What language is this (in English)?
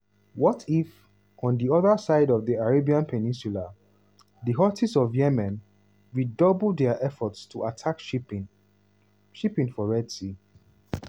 Nigerian Pidgin